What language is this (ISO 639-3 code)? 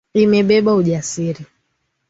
swa